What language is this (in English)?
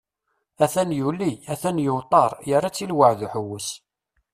Kabyle